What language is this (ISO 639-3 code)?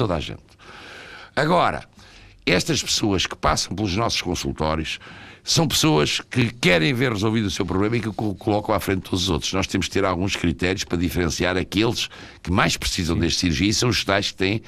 por